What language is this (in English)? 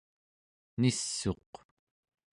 Central Yupik